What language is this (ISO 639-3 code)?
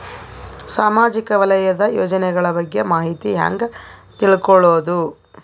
kan